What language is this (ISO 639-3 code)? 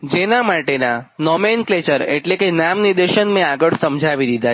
guj